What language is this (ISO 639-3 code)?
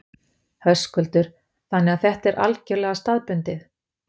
isl